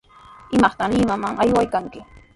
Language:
Sihuas Ancash Quechua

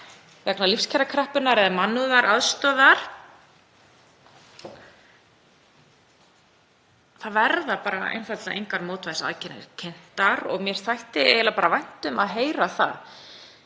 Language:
Icelandic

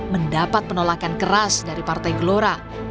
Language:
Indonesian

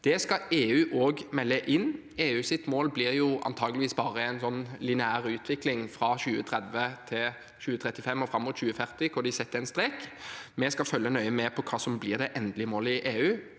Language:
Norwegian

